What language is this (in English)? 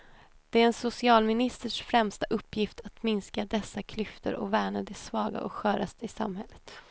Swedish